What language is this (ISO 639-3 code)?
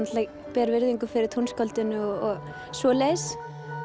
isl